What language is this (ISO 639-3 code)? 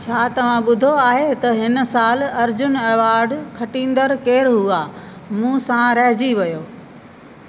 snd